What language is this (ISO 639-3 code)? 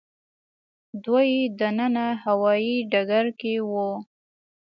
pus